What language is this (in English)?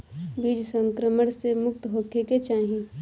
Bhojpuri